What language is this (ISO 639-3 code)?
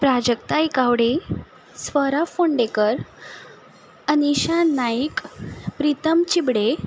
kok